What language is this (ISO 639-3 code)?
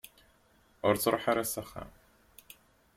kab